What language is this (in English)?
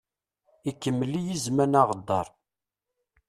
Kabyle